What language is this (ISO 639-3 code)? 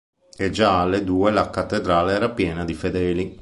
ita